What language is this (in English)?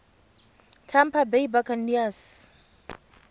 Tswana